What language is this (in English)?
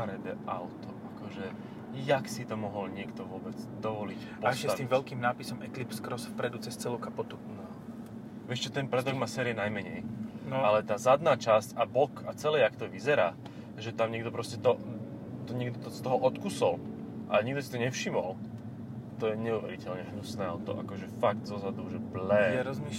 Slovak